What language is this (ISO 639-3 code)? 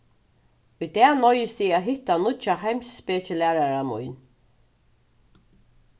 fao